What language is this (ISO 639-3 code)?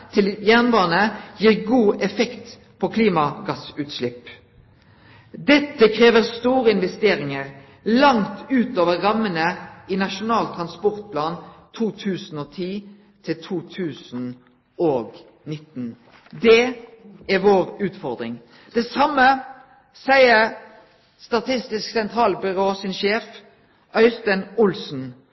nno